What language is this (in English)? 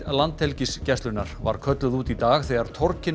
Icelandic